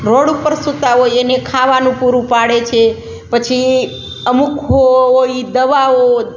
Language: Gujarati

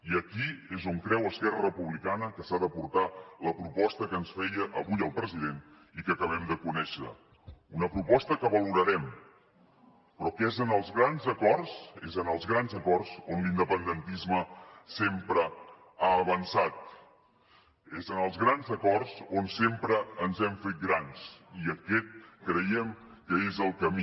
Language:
Catalan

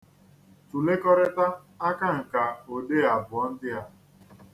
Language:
Igbo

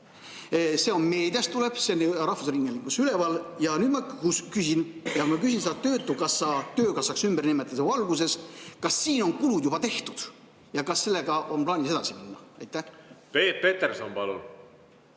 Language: Estonian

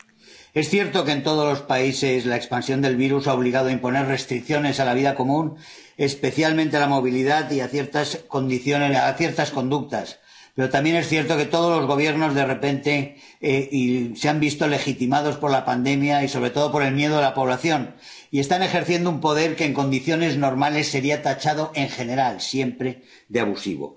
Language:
Spanish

